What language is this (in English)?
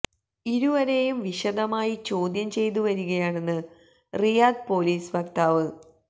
Malayalam